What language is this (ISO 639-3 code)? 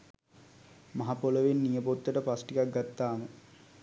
sin